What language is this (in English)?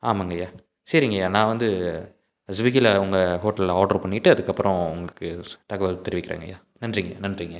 Tamil